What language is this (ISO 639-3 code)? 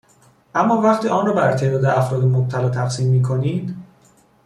fas